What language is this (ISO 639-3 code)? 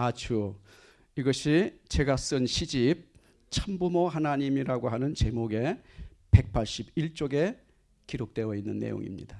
kor